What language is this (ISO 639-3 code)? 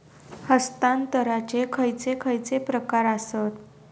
mar